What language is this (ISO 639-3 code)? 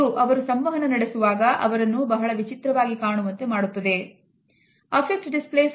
kan